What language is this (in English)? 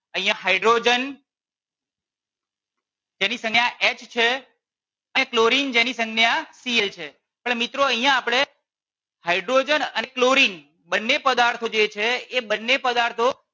Gujarati